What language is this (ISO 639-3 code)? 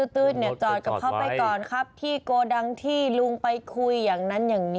tha